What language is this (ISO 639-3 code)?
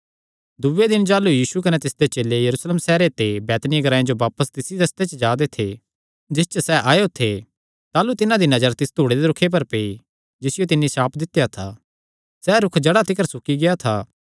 xnr